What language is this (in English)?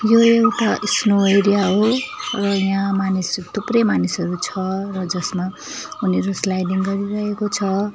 Nepali